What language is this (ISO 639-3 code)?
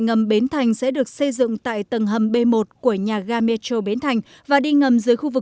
vie